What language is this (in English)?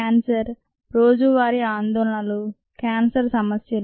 Telugu